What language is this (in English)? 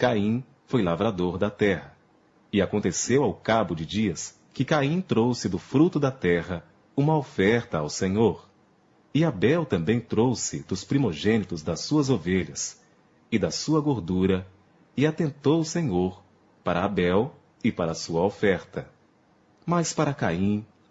Portuguese